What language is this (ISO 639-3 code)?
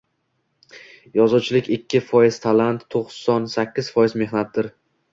uzb